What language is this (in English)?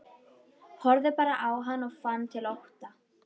Icelandic